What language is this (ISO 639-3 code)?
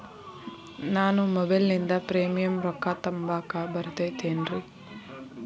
kan